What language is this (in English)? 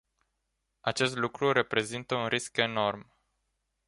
Romanian